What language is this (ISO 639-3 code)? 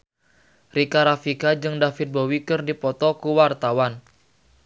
sun